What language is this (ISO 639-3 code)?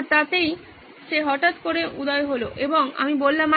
ben